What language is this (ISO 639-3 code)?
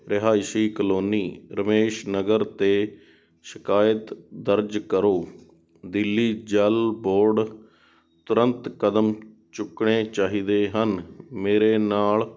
pan